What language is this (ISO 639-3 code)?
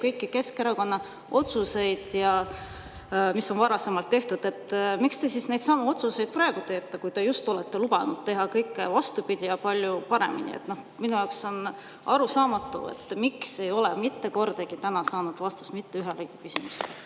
est